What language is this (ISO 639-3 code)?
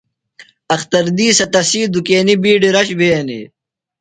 phl